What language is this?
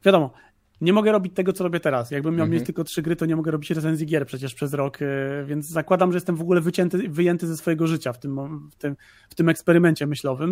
Polish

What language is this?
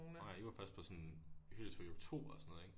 Danish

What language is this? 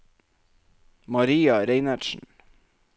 Norwegian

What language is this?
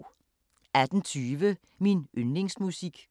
Danish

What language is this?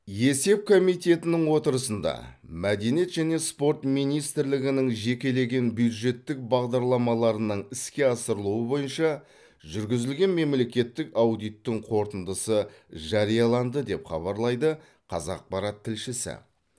Kazakh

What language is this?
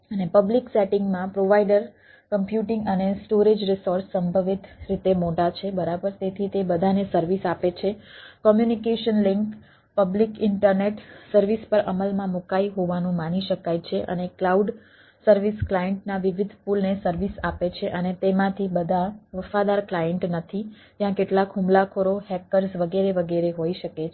Gujarati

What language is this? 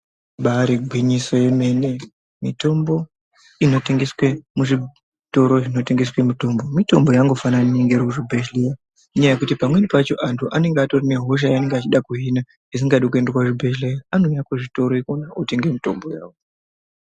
Ndau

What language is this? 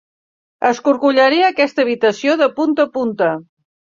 Catalan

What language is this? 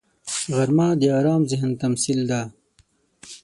Pashto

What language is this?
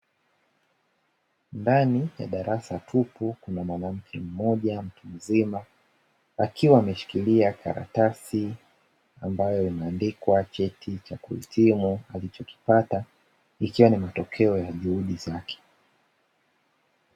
Swahili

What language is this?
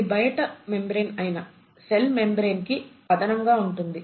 Telugu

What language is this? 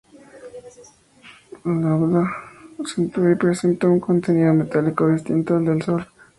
Spanish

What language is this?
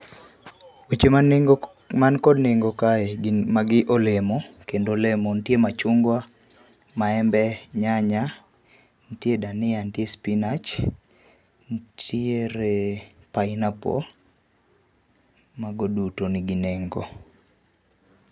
Luo (Kenya and Tanzania)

